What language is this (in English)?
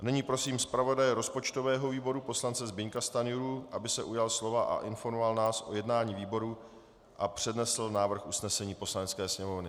Czech